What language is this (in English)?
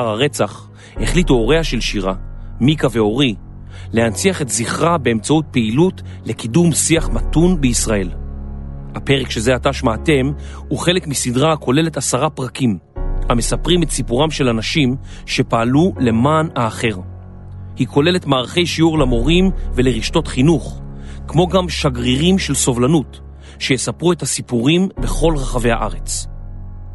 Hebrew